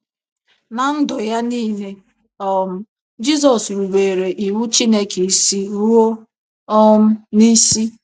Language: Igbo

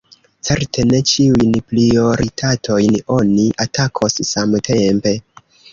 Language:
Esperanto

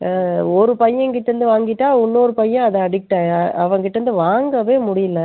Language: Tamil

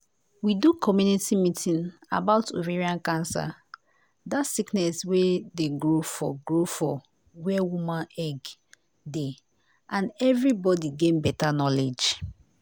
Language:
Nigerian Pidgin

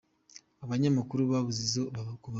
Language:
Kinyarwanda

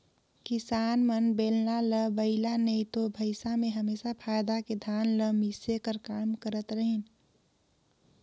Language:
Chhattisgarhi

